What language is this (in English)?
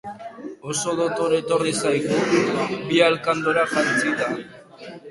Basque